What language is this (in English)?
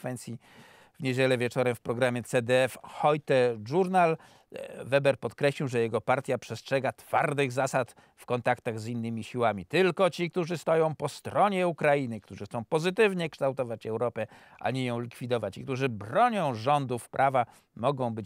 Polish